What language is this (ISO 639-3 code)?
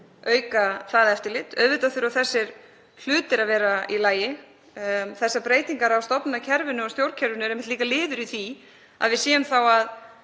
isl